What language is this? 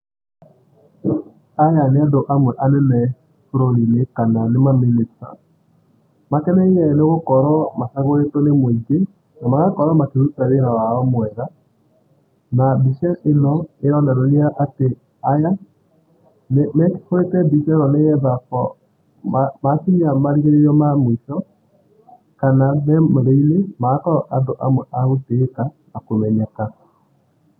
Kikuyu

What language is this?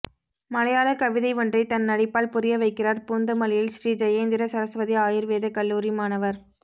Tamil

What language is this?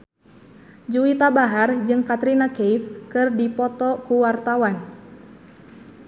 Sundanese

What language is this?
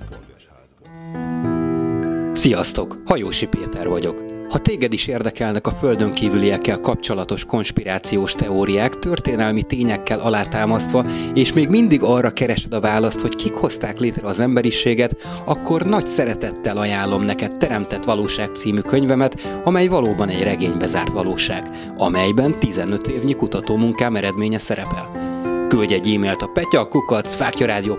Hungarian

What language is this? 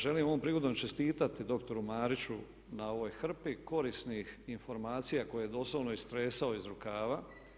Croatian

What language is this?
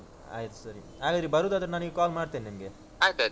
Kannada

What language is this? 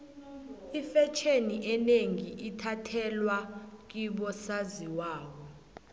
South Ndebele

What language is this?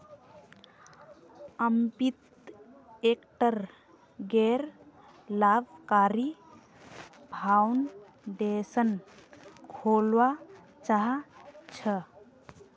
Magahi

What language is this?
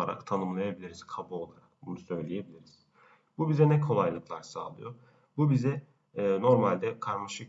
Turkish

